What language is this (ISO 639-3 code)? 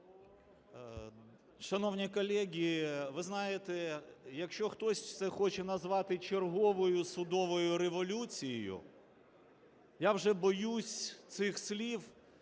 ukr